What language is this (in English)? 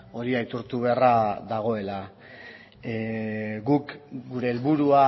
Basque